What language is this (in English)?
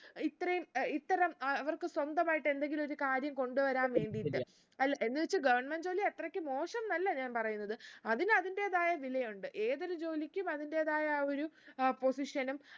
Malayalam